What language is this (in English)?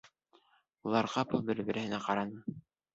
Bashkir